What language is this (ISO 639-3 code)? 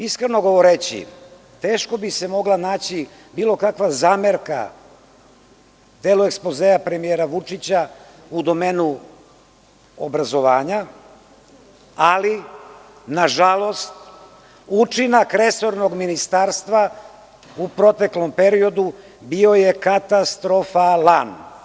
srp